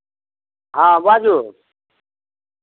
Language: Maithili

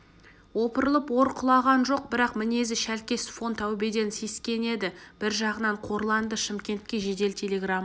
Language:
Kazakh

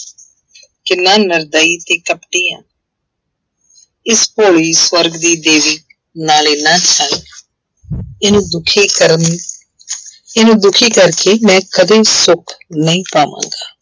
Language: Punjabi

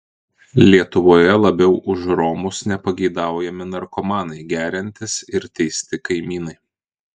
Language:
Lithuanian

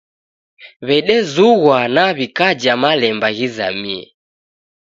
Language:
Taita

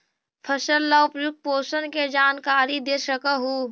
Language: Magahi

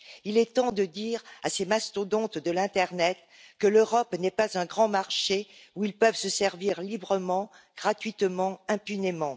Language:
French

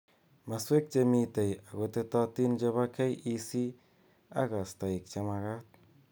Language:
Kalenjin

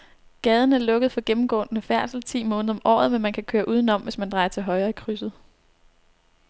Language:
Danish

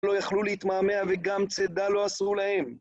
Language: Hebrew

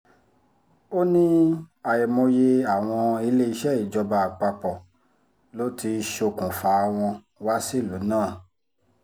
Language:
Yoruba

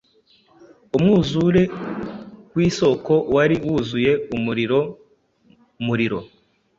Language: Kinyarwanda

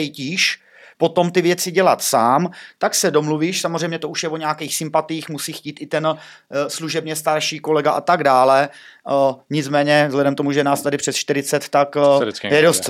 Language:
Czech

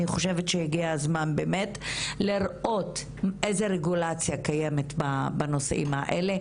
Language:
Hebrew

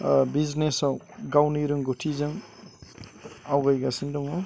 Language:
Bodo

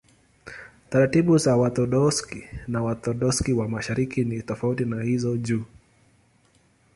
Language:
Swahili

